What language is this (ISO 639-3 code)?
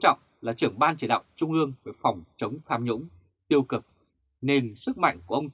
vie